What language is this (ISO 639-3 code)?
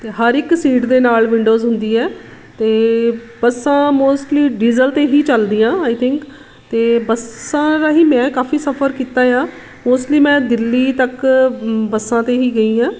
pan